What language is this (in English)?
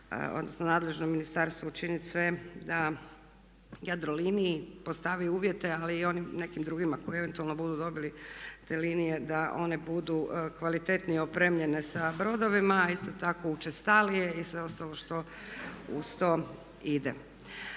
Croatian